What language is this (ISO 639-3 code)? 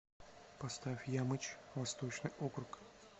rus